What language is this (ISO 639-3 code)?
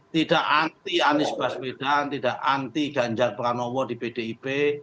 ind